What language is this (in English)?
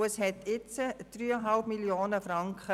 Swiss German